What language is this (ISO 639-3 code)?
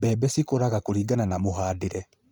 kik